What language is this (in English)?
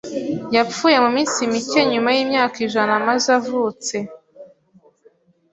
Kinyarwanda